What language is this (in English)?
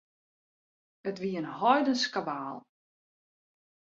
Western Frisian